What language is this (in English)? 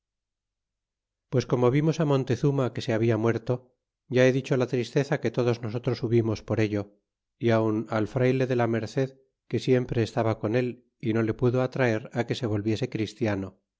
Spanish